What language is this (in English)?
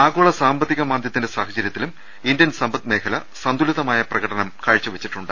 Malayalam